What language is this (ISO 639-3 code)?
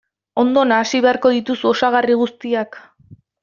eus